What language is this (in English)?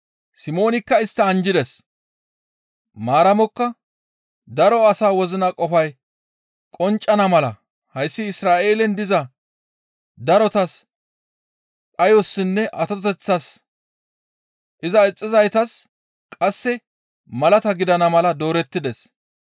Gamo